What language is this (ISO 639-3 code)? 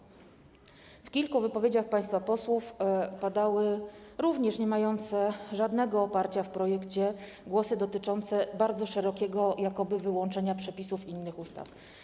pol